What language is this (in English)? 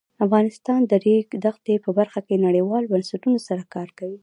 Pashto